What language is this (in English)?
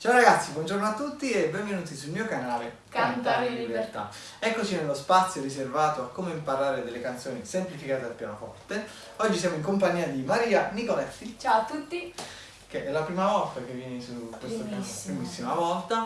Italian